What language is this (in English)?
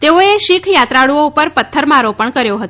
Gujarati